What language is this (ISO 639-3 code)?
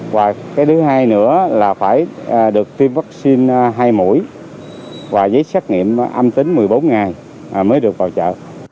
vie